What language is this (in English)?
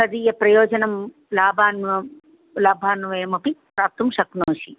Sanskrit